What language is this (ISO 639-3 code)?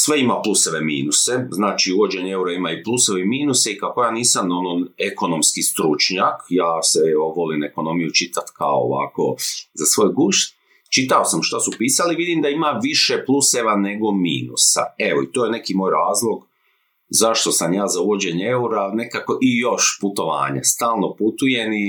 hrv